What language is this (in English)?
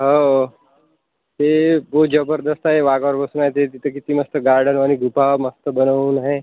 Marathi